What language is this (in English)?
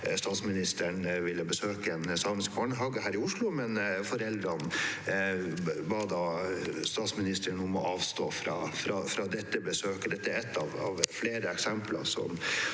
Norwegian